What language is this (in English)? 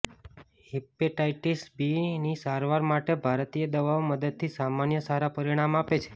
Gujarati